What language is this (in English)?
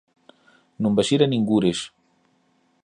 Galician